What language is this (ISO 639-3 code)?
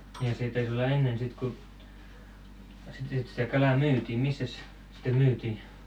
fin